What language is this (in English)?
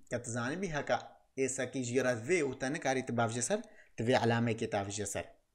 Arabic